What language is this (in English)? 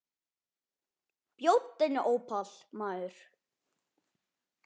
Icelandic